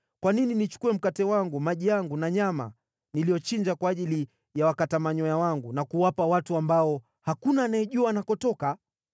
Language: Swahili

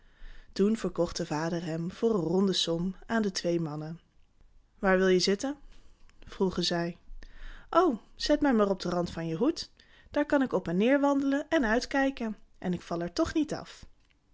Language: Dutch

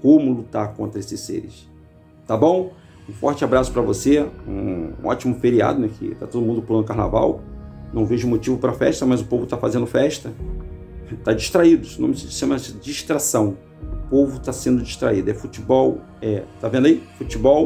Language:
Portuguese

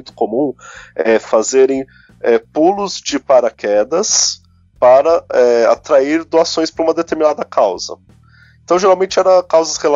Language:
Portuguese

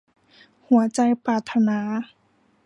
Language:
Thai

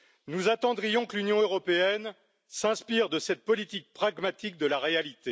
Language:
French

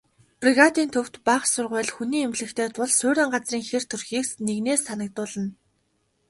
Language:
Mongolian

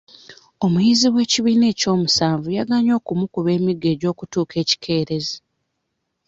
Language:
Ganda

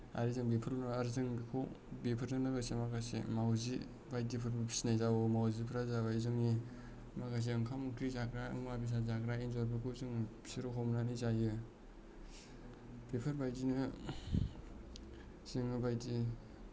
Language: Bodo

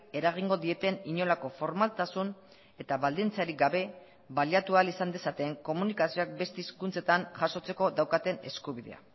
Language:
Basque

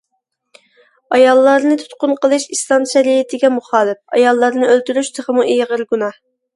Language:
Uyghur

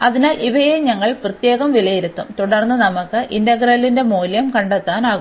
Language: Malayalam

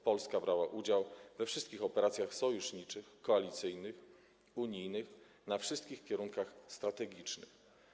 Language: Polish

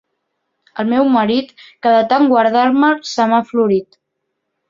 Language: Catalan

